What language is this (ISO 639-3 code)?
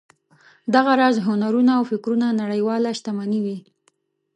pus